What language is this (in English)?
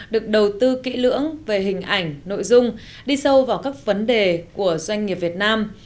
Vietnamese